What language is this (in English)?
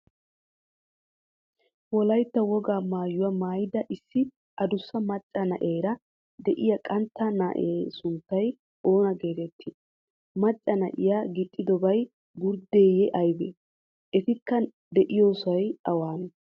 Wolaytta